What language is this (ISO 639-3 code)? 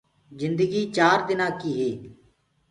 ggg